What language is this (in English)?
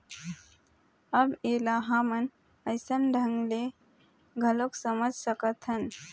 Chhattisgarhi